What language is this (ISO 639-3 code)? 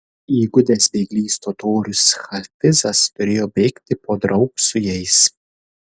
lit